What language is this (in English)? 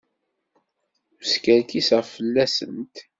Kabyle